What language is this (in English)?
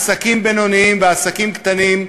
Hebrew